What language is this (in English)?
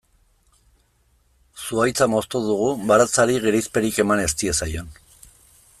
Basque